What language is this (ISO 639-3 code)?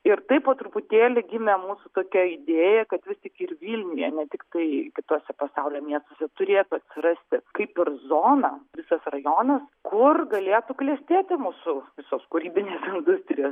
lit